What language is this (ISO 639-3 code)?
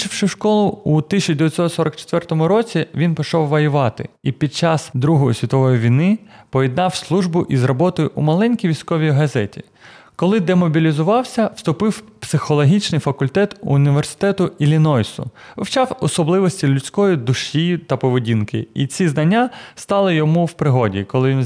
ukr